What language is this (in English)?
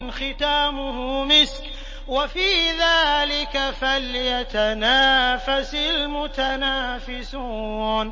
Arabic